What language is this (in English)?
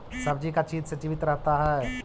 Magahi